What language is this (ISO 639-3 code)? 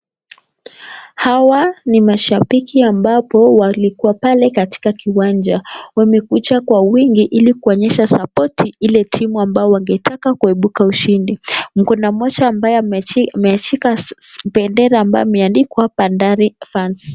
swa